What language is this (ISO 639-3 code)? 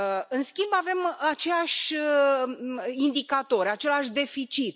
ron